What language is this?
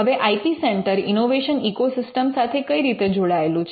Gujarati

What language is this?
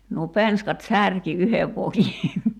Finnish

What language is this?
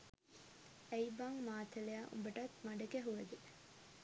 Sinhala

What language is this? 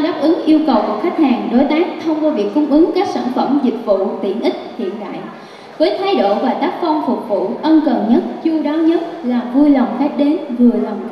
Vietnamese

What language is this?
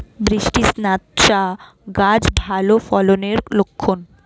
Bangla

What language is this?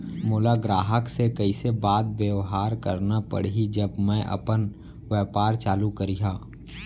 Chhattisgarhi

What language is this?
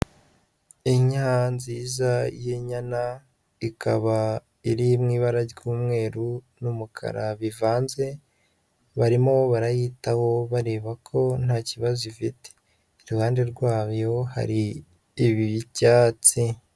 Kinyarwanda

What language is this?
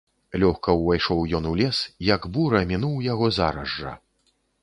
Belarusian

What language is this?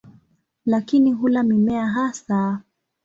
Swahili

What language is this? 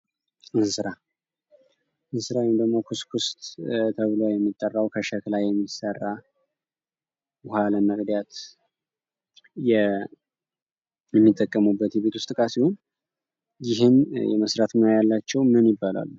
Amharic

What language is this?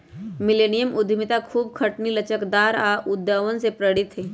Magahi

